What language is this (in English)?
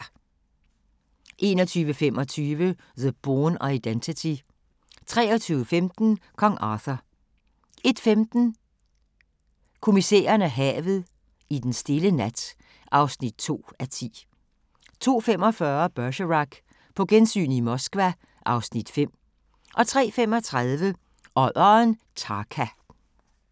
Danish